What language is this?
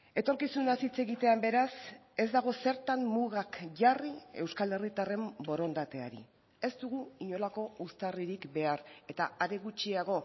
Basque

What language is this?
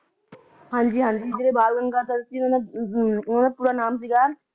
Punjabi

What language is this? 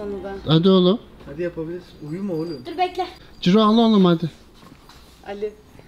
Turkish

